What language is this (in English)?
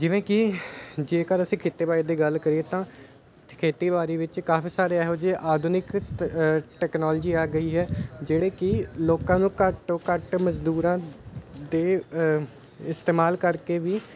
Punjabi